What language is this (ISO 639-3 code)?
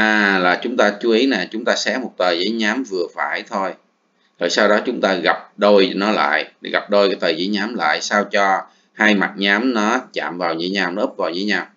vie